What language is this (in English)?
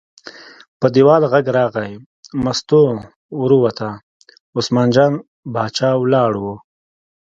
Pashto